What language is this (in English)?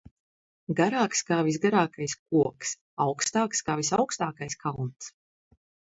Latvian